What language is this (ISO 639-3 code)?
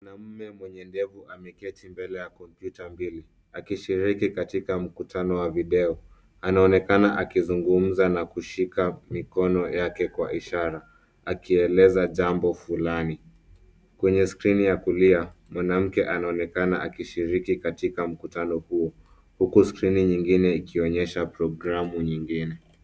swa